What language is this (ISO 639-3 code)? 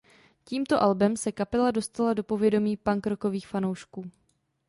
ces